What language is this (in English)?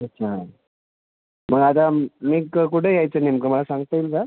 Marathi